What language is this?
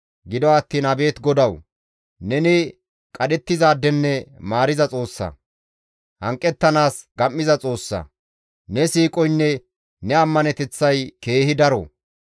Gamo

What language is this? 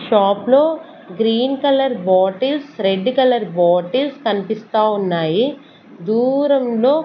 Telugu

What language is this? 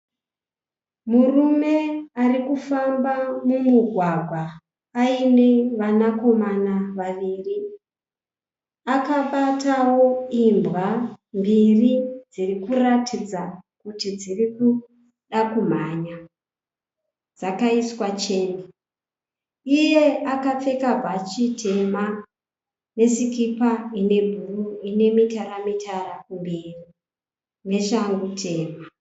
Shona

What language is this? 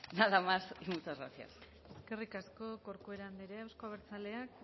Basque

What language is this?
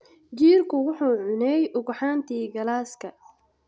Somali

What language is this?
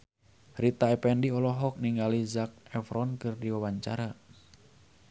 Sundanese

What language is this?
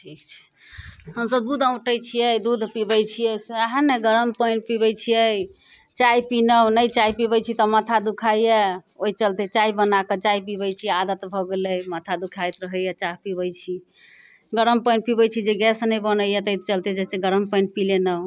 Maithili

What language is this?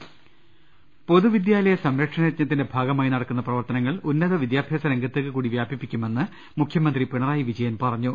Malayalam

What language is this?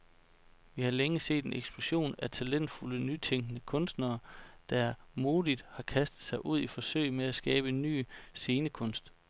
Danish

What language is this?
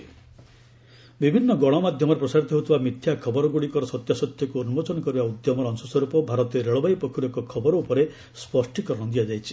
Odia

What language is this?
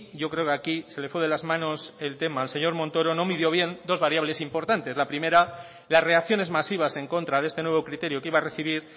Spanish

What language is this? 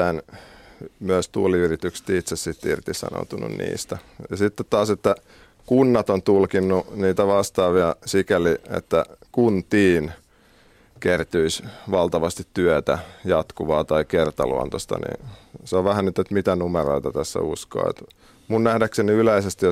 Finnish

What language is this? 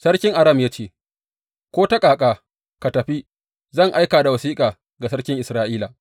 Hausa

